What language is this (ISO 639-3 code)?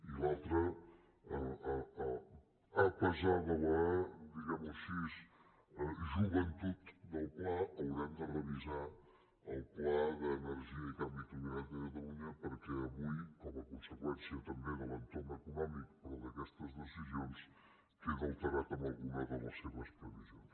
cat